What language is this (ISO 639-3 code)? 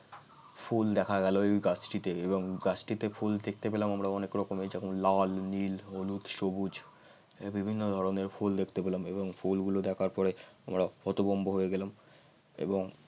ben